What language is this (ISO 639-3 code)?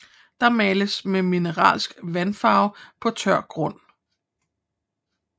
dan